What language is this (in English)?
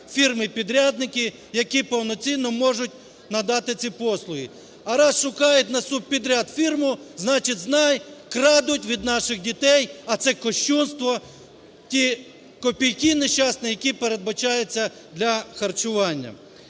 Ukrainian